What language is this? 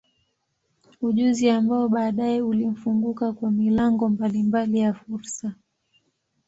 Swahili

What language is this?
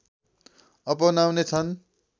Nepali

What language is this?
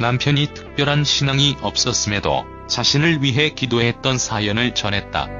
Korean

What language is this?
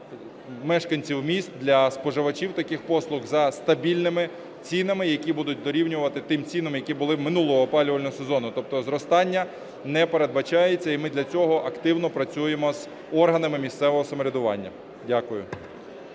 Ukrainian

